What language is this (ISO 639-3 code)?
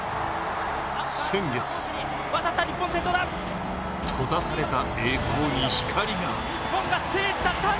jpn